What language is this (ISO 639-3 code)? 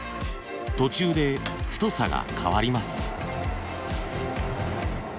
jpn